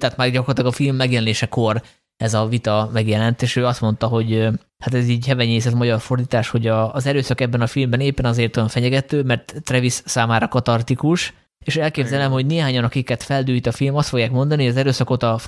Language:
Hungarian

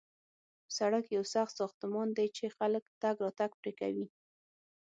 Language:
Pashto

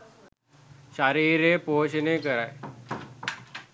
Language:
Sinhala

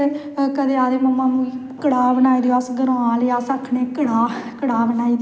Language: Dogri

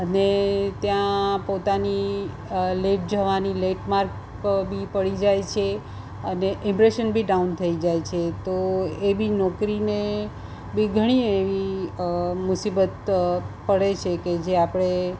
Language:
Gujarati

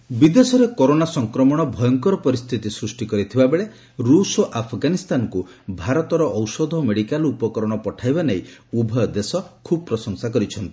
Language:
Odia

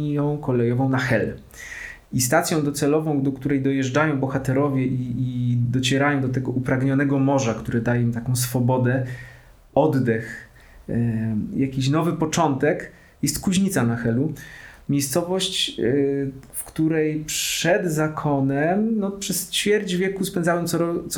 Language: Polish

